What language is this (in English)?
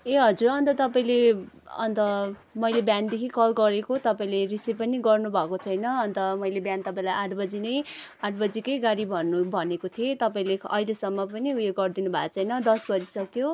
Nepali